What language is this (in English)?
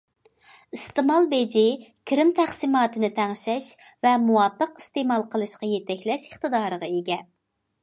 Uyghur